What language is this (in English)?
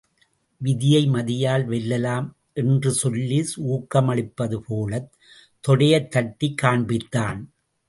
Tamil